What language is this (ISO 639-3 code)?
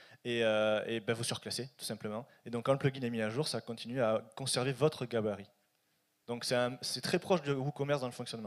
fra